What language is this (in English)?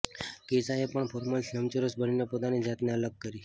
Gujarati